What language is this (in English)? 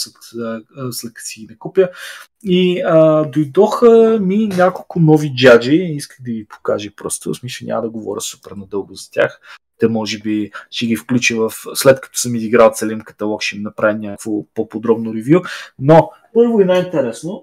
Bulgarian